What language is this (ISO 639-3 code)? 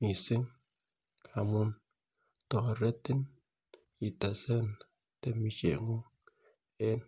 kln